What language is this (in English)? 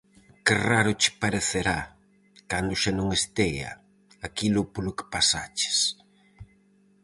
Galician